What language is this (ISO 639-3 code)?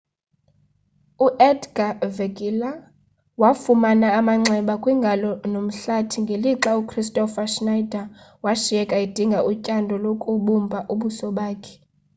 xho